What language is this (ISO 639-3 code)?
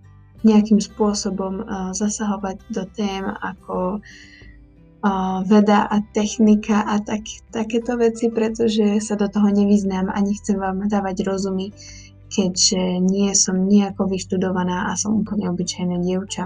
slk